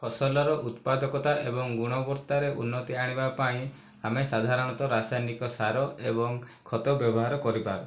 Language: Odia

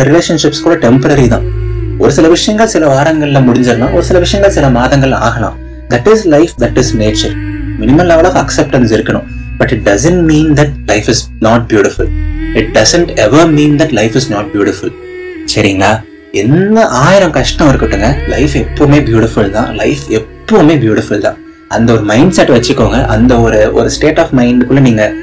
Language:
Tamil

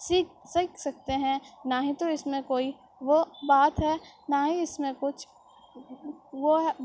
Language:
Urdu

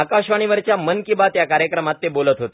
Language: Marathi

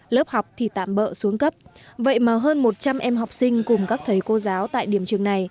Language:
Vietnamese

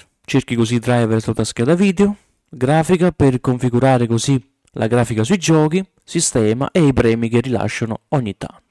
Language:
Italian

